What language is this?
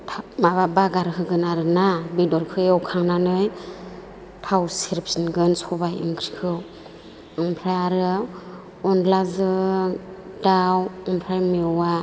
Bodo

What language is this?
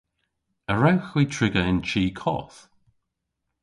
Cornish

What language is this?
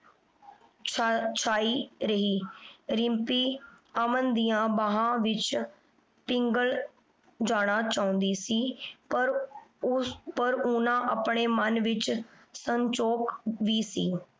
Punjabi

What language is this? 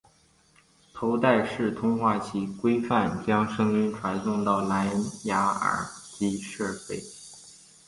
Chinese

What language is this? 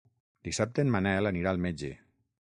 Catalan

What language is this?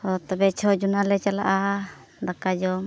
Santali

